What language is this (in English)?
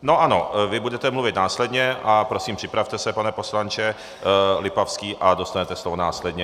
Czech